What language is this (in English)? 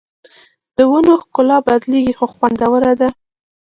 Pashto